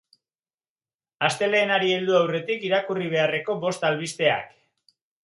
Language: Basque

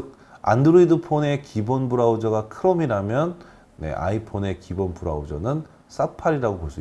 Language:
Korean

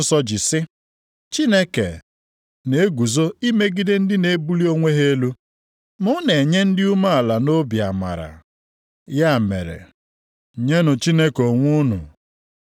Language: Igbo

